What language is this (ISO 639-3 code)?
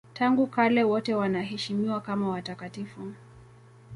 swa